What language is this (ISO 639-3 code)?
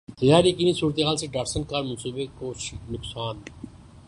urd